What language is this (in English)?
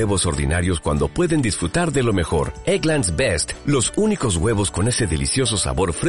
Spanish